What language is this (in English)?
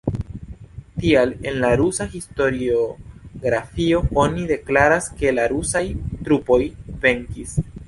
Esperanto